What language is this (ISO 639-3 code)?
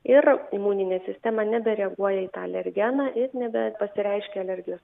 lit